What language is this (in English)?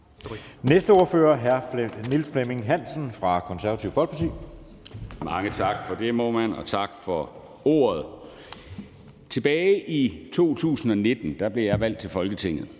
Danish